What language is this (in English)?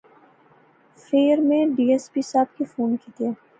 Pahari-Potwari